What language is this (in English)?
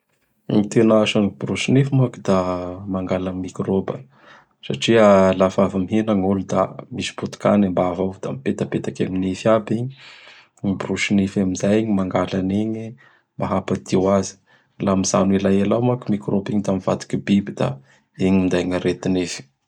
Bara Malagasy